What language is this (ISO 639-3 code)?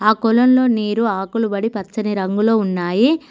tel